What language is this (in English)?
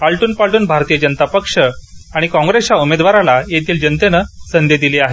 Marathi